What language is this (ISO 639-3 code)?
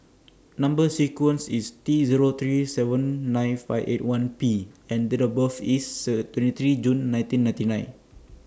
eng